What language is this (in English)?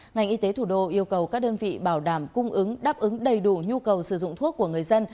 Vietnamese